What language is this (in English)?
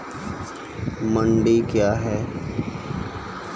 Maithili